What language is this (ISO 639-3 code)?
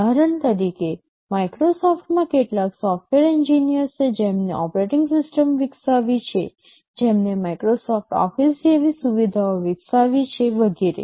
guj